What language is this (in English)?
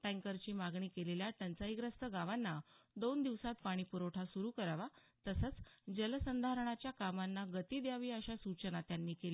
Marathi